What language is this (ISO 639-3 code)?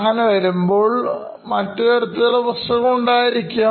mal